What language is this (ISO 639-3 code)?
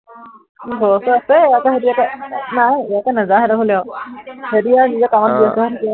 asm